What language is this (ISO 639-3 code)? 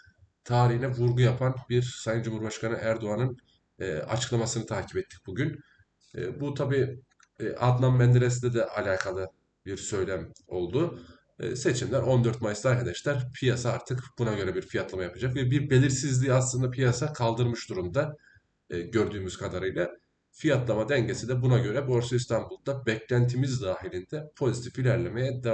tur